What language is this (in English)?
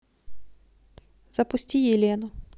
Russian